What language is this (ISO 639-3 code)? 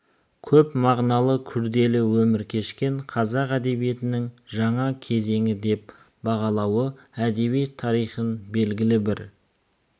kaz